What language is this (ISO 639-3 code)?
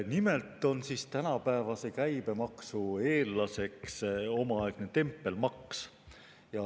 est